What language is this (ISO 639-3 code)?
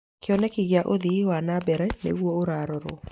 kik